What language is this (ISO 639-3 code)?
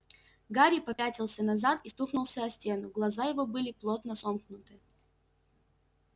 rus